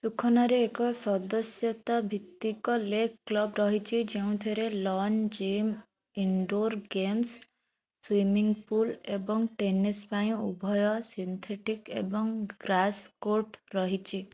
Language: Odia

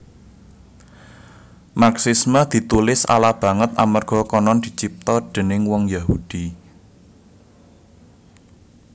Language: Javanese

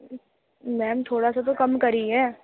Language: Urdu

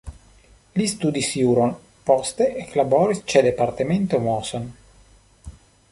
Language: Esperanto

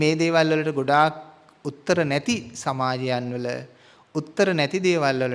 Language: Indonesian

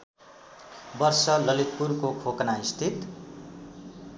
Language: Nepali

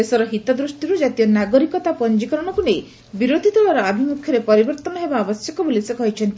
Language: Odia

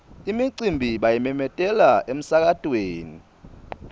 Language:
Swati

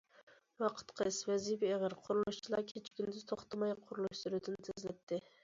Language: Uyghur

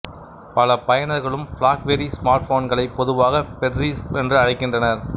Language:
Tamil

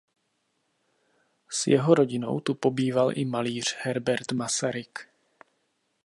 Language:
Czech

